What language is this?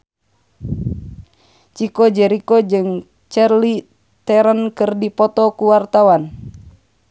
Sundanese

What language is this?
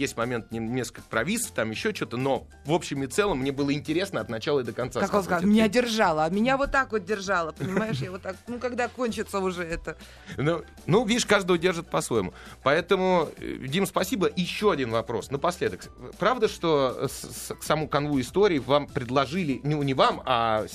Russian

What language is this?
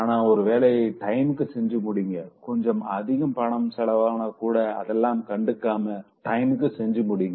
Tamil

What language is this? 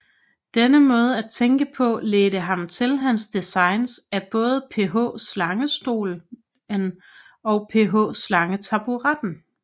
Danish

